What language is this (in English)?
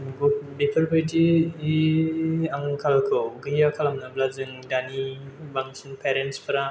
Bodo